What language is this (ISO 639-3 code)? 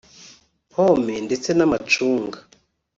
kin